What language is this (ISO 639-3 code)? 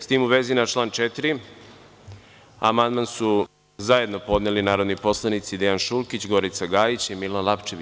srp